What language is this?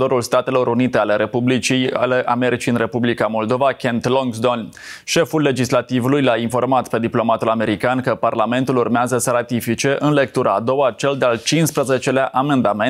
Romanian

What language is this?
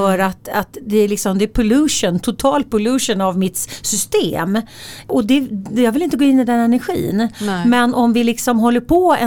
Swedish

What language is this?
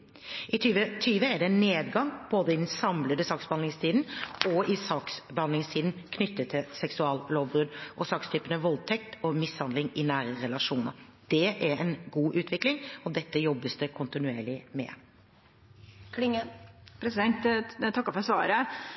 Norwegian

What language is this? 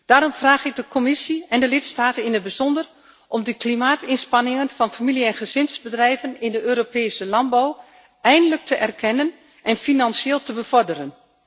Dutch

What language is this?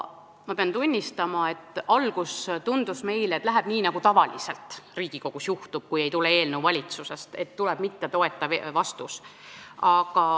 Estonian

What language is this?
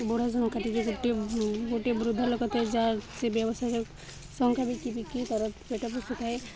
Odia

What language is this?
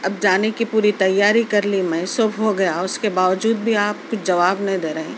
Urdu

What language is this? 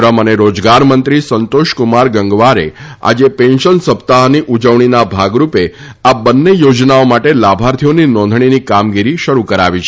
Gujarati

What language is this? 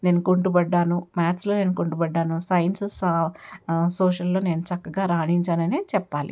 Telugu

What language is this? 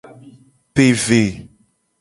Gen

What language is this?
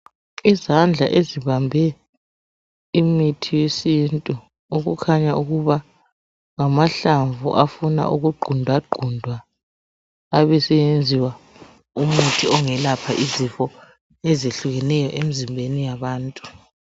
North Ndebele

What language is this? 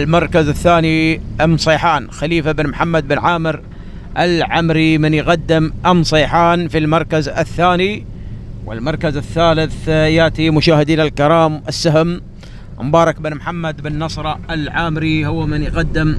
Arabic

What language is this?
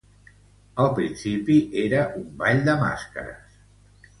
Catalan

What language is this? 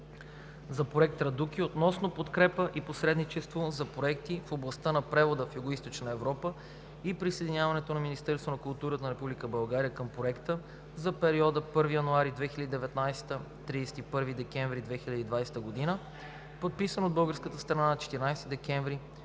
Bulgarian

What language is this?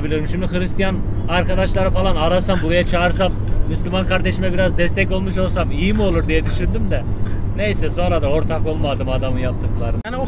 Turkish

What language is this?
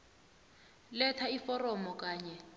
South Ndebele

